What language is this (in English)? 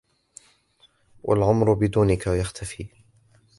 Arabic